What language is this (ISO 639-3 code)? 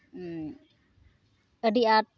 sat